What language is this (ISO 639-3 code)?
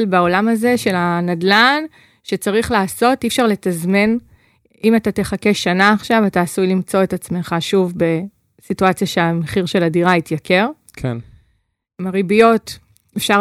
heb